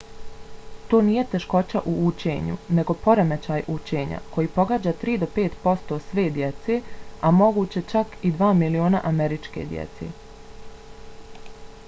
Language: Bosnian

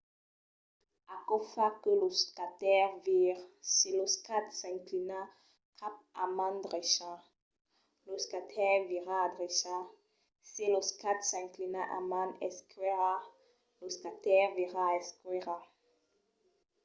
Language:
Occitan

